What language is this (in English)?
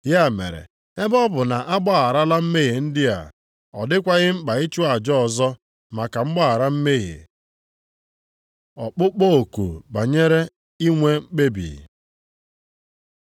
Igbo